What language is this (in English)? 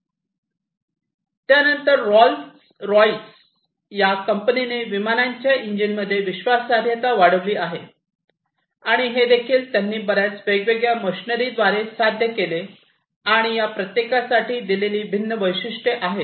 Marathi